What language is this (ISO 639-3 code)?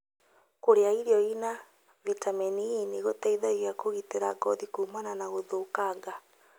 kik